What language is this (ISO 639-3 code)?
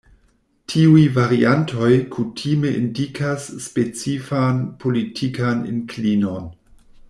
epo